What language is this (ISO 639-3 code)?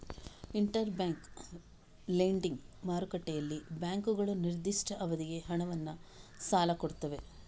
kan